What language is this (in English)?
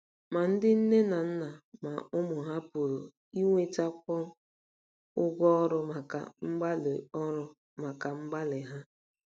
Igbo